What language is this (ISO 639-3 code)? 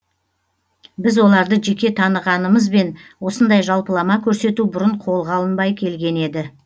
kaz